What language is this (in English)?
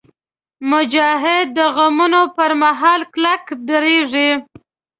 Pashto